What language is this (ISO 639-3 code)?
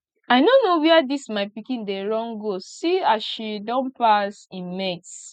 pcm